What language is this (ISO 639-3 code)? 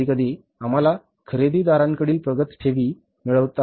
mar